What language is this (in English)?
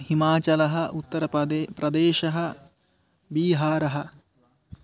Sanskrit